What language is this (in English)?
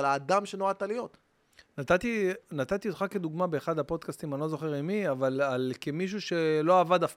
Hebrew